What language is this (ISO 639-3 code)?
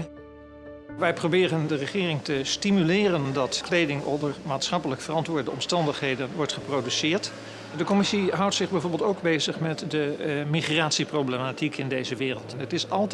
nld